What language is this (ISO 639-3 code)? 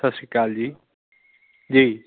pan